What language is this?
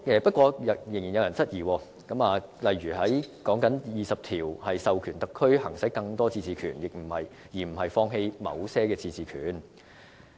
Cantonese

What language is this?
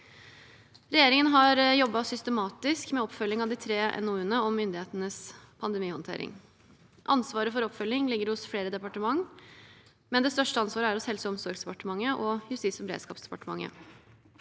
Norwegian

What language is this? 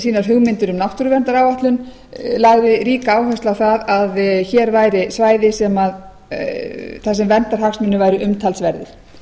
Icelandic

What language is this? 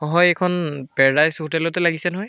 Assamese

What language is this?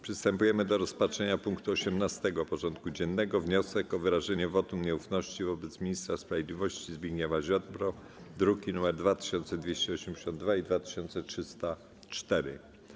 Polish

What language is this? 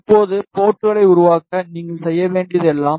Tamil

